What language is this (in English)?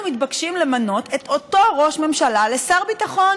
Hebrew